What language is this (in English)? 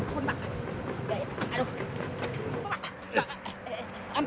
Indonesian